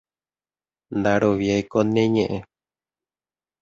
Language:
Guarani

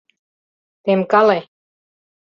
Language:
Mari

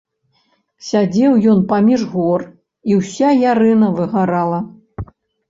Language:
Belarusian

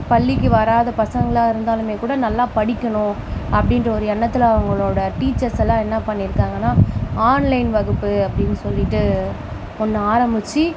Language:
Tamil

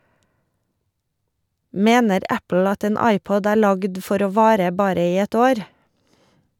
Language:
Norwegian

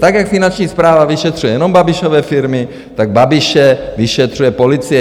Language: Czech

